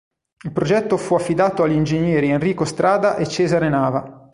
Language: Italian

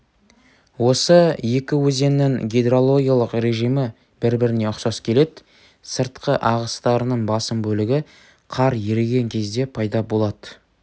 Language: Kazakh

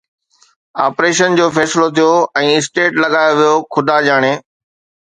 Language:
Sindhi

